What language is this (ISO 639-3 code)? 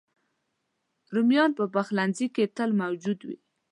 pus